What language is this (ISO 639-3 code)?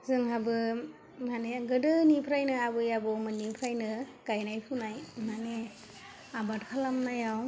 brx